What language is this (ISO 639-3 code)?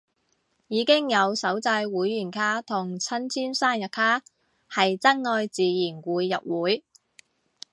yue